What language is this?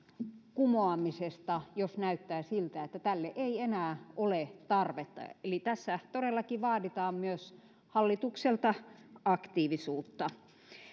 Finnish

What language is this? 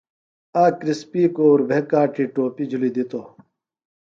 Phalura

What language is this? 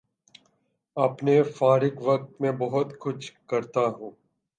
Urdu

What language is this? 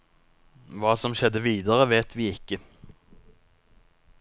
Norwegian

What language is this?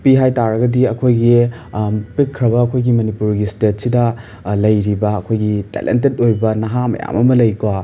Manipuri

